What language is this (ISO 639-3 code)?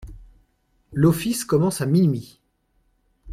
fra